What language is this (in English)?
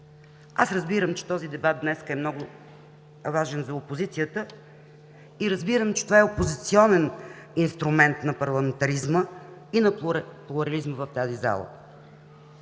Bulgarian